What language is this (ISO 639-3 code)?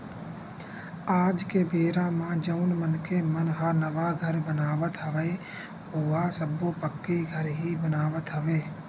hne